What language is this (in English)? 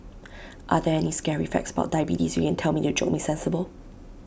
English